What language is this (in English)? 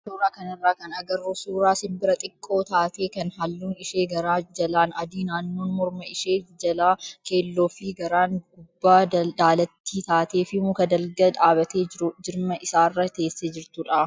Oromo